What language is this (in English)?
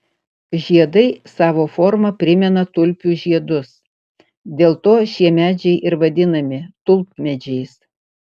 Lithuanian